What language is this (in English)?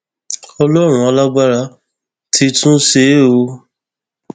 Yoruba